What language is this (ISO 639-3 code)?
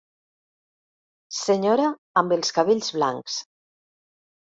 cat